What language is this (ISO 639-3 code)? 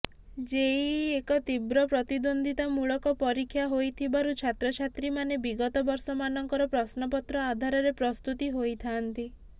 ori